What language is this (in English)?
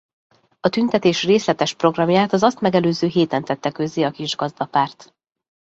Hungarian